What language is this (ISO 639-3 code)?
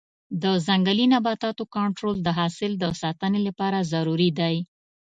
pus